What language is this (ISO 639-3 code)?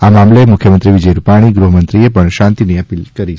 guj